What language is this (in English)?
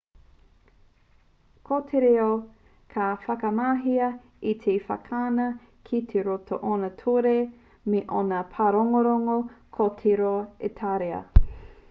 Māori